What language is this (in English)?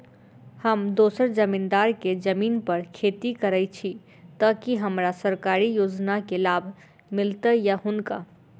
Maithili